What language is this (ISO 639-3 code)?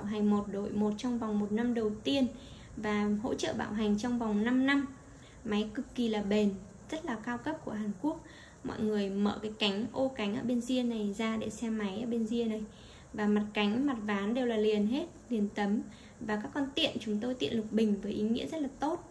vie